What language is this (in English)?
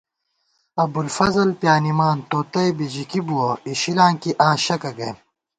Gawar-Bati